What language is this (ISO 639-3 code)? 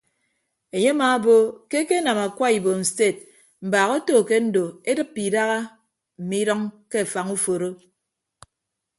ibb